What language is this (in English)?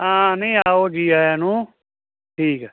Punjabi